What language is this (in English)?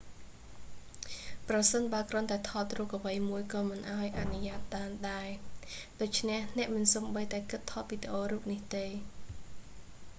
Khmer